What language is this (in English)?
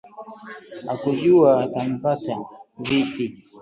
Swahili